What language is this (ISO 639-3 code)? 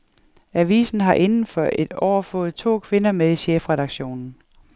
dan